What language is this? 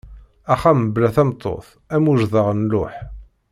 Kabyle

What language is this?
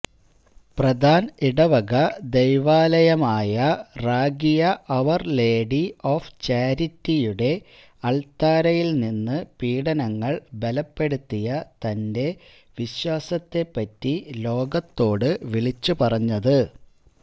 Malayalam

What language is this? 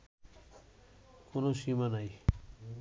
Bangla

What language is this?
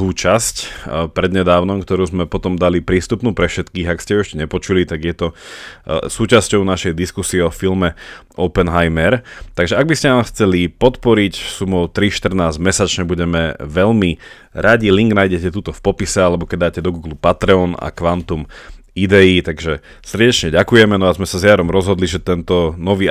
Slovak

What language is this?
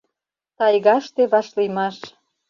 Mari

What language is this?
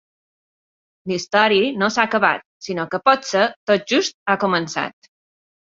Catalan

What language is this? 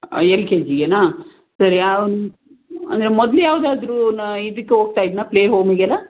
Kannada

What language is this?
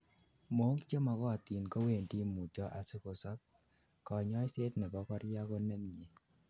Kalenjin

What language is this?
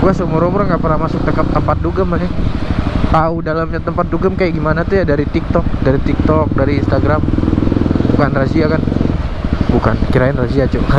Indonesian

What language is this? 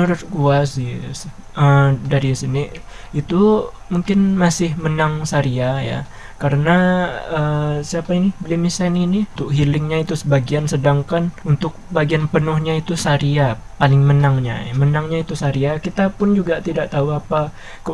Indonesian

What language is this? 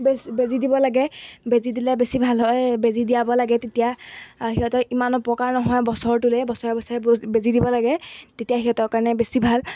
Assamese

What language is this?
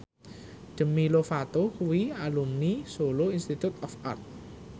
Javanese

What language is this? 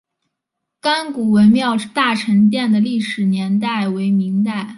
Chinese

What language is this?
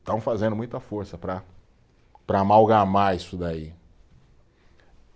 Portuguese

